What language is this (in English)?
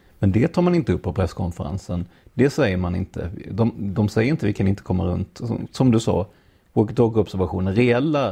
Swedish